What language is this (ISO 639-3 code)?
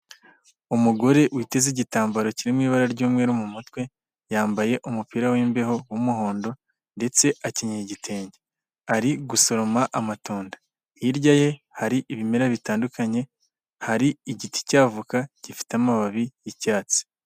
kin